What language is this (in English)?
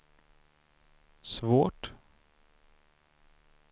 Swedish